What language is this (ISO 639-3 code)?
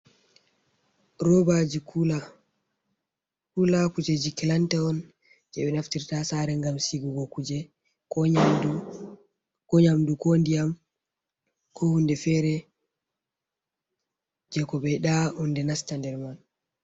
ful